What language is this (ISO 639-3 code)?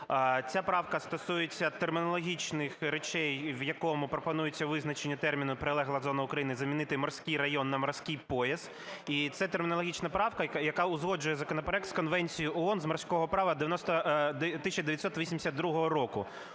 ukr